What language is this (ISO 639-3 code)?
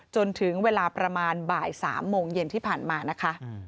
tha